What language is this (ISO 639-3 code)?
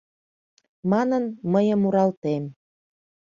chm